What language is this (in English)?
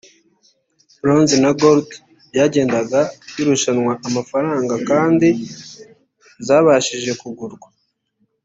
Kinyarwanda